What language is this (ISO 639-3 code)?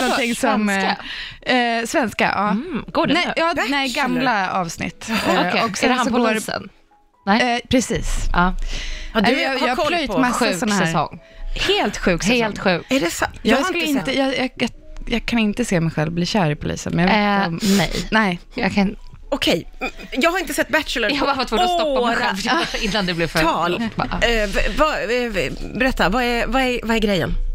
swe